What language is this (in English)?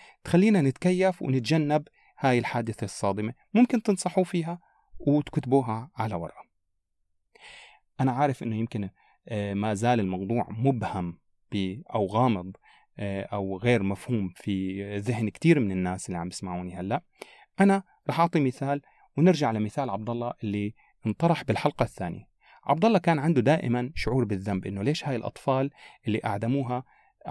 Arabic